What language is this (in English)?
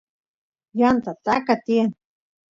Santiago del Estero Quichua